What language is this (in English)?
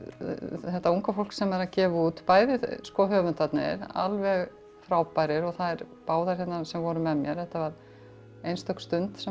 Icelandic